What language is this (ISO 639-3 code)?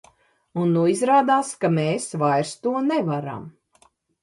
lav